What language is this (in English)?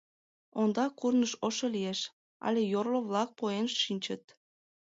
Mari